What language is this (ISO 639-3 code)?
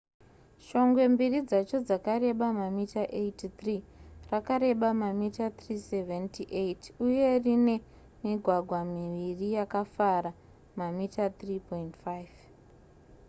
sna